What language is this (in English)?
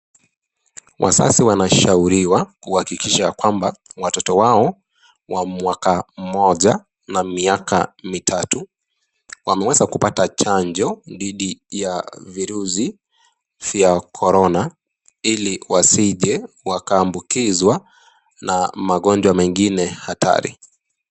Swahili